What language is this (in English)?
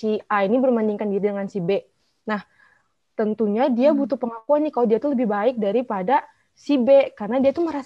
Indonesian